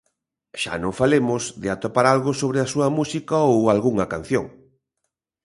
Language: Galician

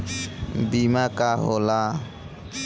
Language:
Bhojpuri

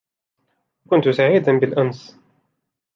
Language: Arabic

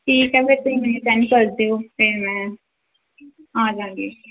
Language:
Punjabi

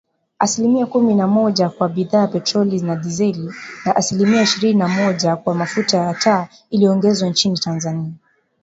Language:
Swahili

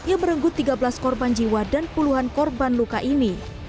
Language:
Indonesian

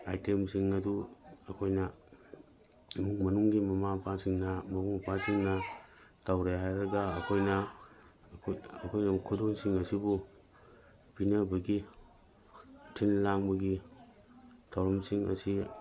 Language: Manipuri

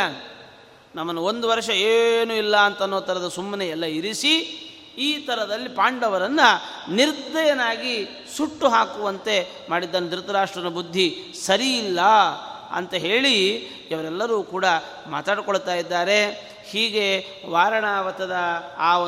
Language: Kannada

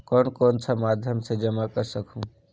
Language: Chhattisgarhi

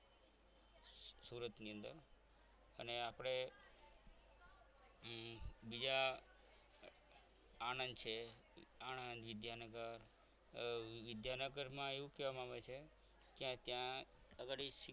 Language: Gujarati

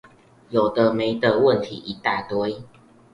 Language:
Chinese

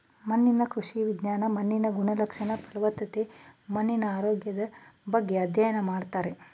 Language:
Kannada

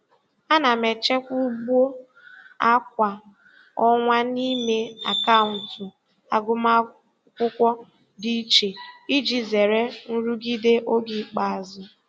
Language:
Igbo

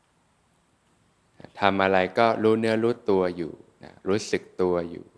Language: Thai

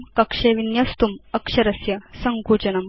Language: Sanskrit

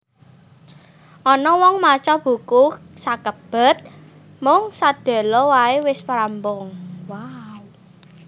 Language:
Javanese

